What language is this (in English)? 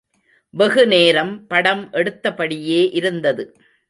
Tamil